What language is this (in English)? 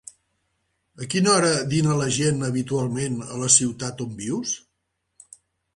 Catalan